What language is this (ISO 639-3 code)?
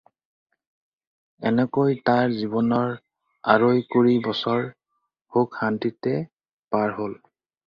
asm